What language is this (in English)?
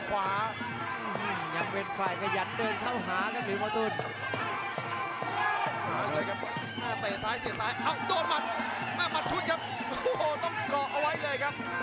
Thai